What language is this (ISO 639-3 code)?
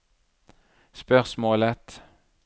nor